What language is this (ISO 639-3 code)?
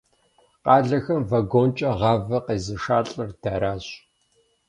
kbd